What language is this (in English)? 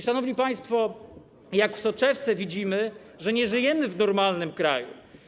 Polish